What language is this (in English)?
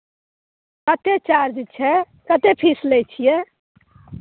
Maithili